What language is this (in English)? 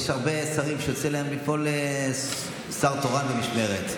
Hebrew